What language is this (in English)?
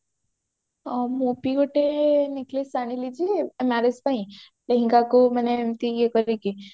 Odia